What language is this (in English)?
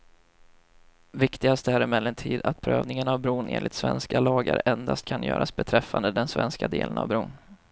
Swedish